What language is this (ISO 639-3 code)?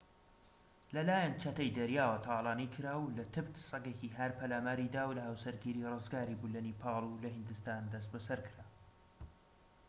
ckb